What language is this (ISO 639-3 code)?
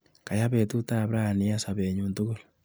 kln